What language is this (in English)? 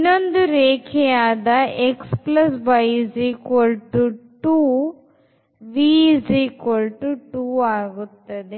Kannada